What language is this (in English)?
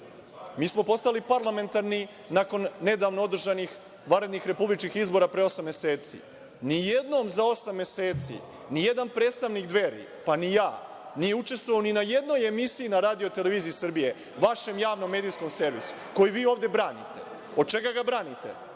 Serbian